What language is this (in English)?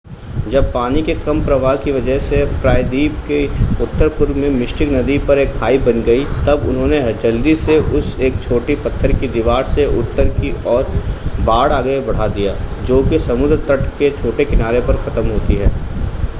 Hindi